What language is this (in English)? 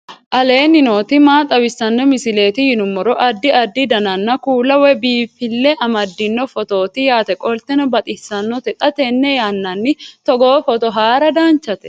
Sidamo